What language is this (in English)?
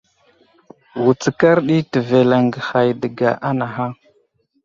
Wuzlam